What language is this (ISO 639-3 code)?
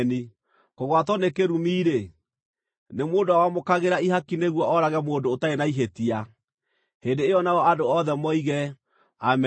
kik